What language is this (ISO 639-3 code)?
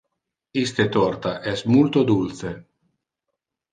ina